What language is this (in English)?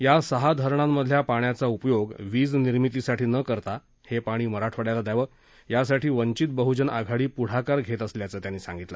Marathi